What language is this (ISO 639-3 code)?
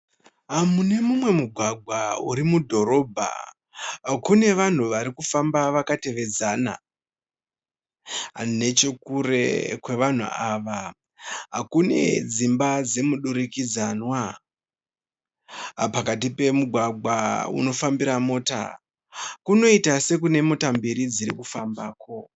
sna